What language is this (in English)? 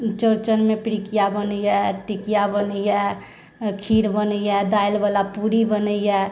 Maithili